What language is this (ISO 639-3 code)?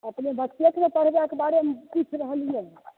mai